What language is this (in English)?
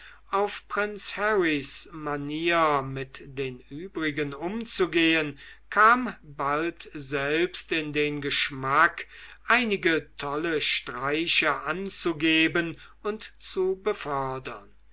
German